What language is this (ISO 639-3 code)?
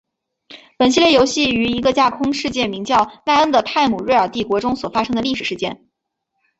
zho